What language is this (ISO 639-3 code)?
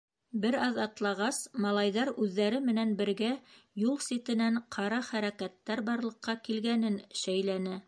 bak